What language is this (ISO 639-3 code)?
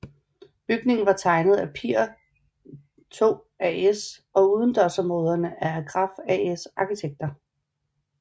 dan